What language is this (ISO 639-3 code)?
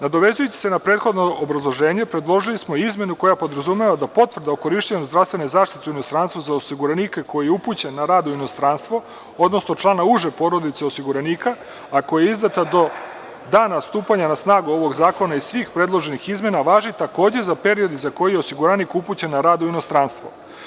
srp